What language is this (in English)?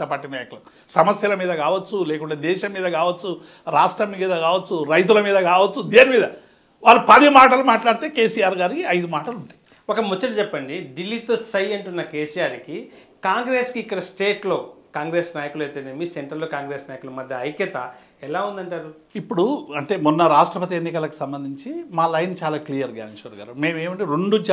Hindi